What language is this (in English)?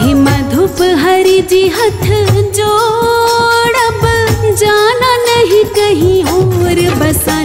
Hindi